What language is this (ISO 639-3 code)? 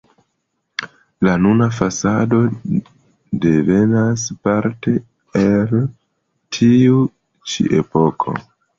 epo